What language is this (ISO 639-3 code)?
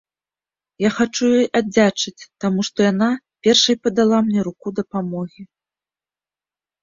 bel